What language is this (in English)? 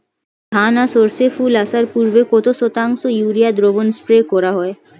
Bangla